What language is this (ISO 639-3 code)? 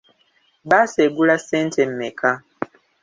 lug